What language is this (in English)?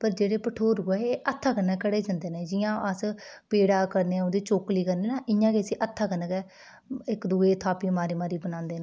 Dogri